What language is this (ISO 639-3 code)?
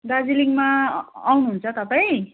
nep